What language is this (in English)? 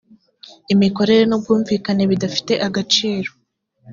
Kinyarwanda